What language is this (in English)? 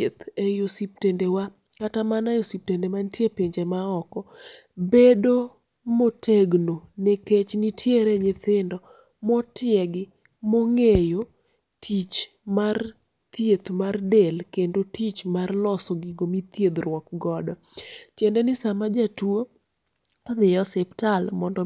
Luo (Kenya and Tanzania)